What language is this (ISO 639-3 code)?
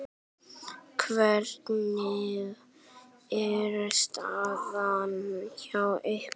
isl